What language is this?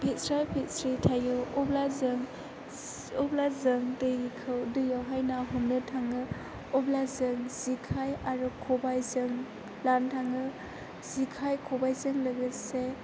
Bodo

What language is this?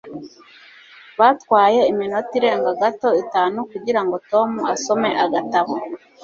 Kinyarwanda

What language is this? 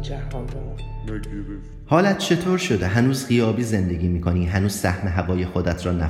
Persian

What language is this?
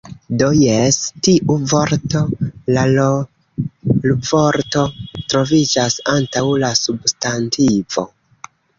Esperanto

